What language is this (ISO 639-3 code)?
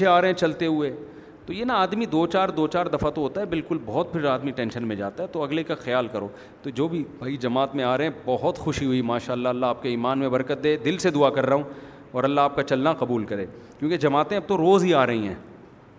urd